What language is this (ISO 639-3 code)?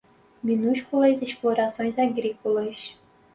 por